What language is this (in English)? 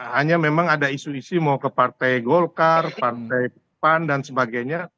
Indonesian